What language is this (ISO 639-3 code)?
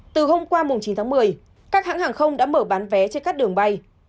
vie